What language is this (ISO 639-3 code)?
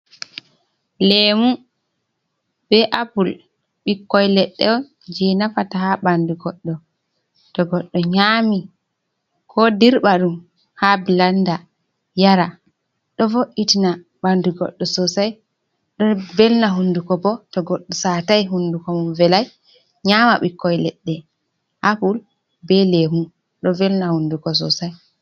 ful